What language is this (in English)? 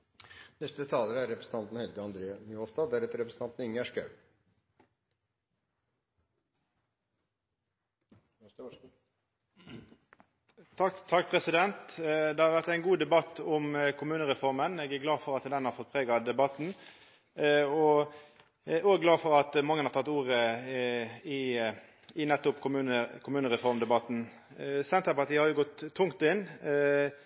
Norwegian Nynorsk